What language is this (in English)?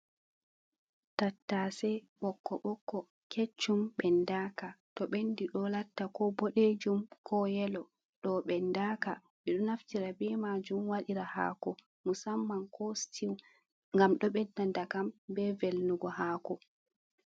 Fula